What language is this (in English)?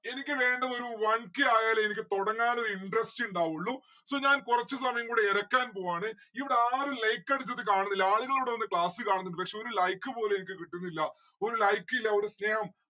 Malayalam